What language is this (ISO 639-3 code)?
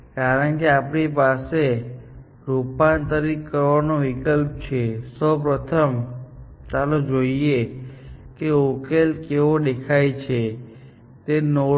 guj